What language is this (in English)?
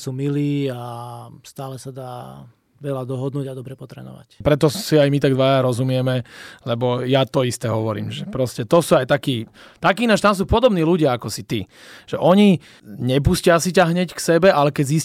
Slovak